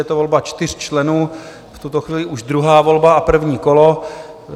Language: Czech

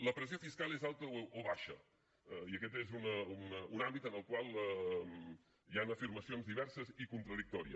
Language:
Catalan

